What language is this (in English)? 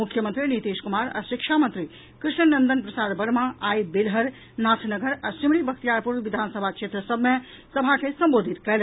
Maithili